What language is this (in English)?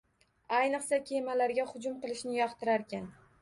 Uzbek